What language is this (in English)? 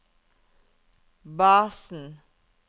Norwegian